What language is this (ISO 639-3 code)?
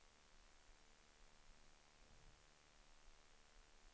swe